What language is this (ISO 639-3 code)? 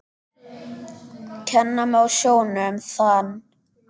isl